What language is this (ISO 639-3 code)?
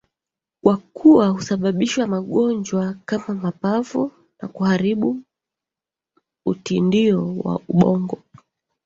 swa